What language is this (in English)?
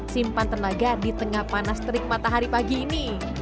Indonesian